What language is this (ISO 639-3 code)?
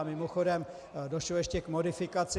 ces